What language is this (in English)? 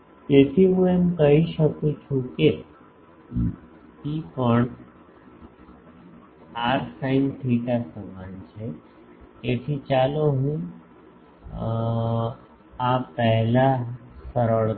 Gujarati